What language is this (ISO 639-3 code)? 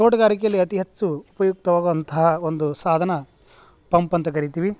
kan